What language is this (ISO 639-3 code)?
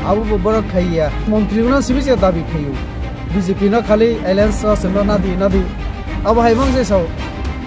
ara